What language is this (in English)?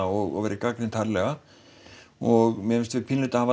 Icelandic